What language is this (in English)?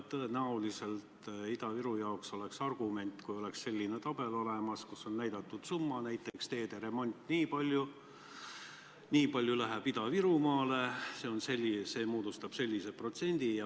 Estonian